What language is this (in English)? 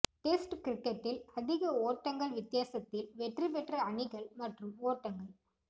Tamil